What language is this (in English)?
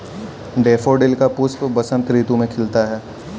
Hindi